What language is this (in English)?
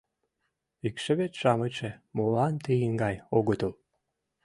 Mari